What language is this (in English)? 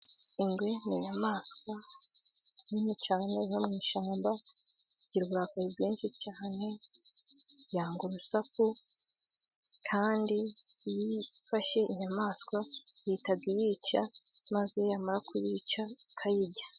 Kinyarwanda